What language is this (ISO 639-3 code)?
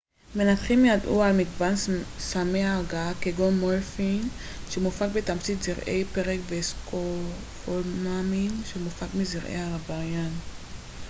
heb